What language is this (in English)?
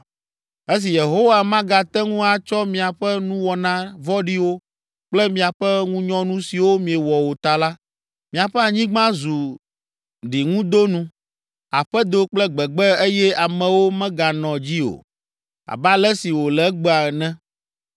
Ewe